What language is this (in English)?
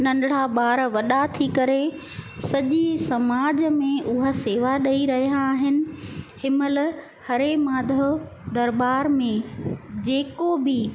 Sindhi